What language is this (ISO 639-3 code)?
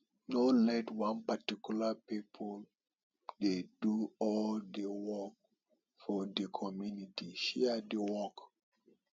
pcm